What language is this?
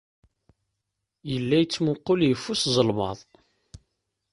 Kabyle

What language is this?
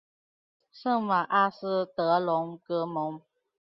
Chinese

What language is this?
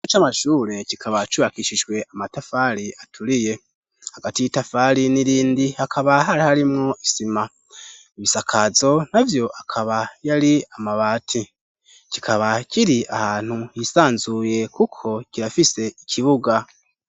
Rundi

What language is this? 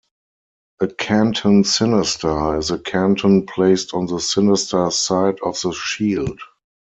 English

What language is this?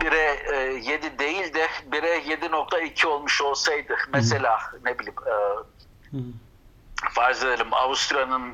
Turkish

